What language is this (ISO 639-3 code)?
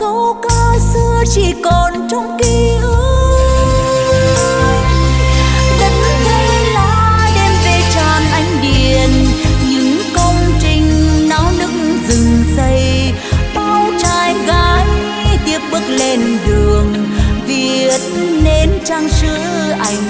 vie